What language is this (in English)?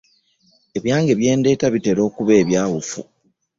Ganda